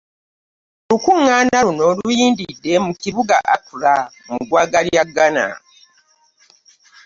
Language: Ganda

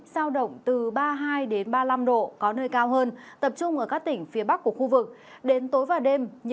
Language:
Vietnamese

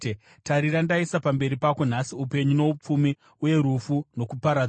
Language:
Shona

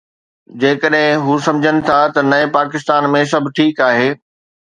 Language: Sindhi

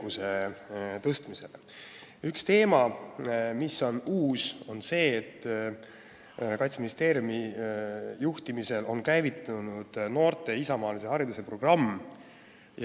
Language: Estonian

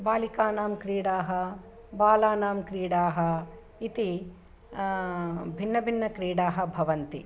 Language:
Sanskrit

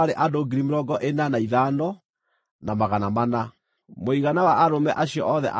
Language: Kikuyu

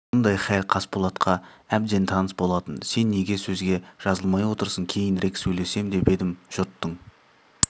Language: Kazakh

